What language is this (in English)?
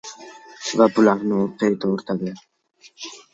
Uzbek